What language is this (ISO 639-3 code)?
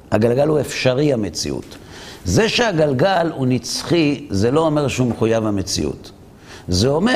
heb